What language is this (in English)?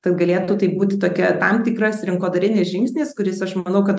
Lithuanian